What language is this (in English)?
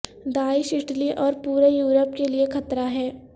Urdu